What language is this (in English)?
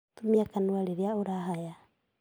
Kikuyu